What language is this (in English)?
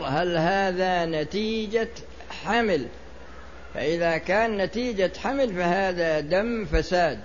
Arabic